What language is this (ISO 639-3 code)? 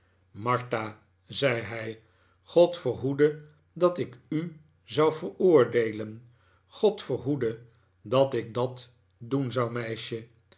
nld